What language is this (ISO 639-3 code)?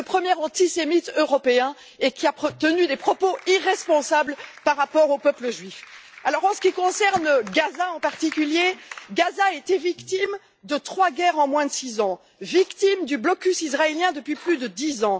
fra